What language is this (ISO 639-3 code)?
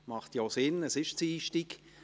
gsw